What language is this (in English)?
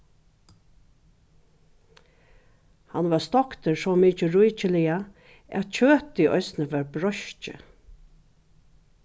Faroese